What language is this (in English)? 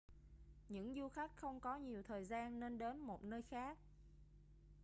Vietnamese